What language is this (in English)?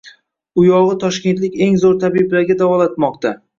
Uzbek